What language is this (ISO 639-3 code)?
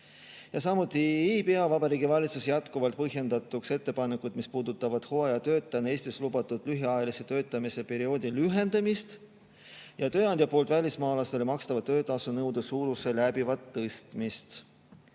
est